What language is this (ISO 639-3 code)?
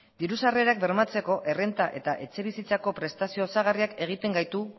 eus